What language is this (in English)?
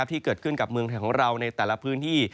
Thai